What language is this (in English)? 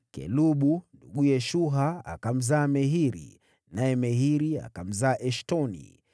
Swahili